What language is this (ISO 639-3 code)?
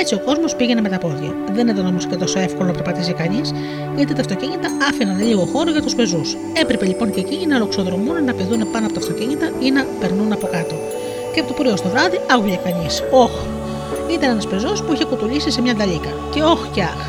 ell